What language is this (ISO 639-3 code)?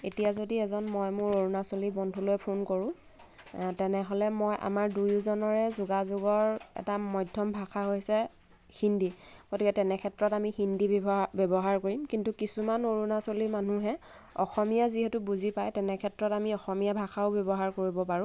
asm